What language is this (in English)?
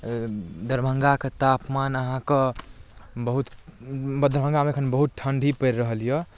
Maithili